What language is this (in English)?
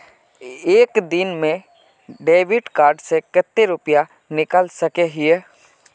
Magahi